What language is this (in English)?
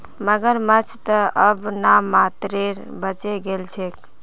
Magahi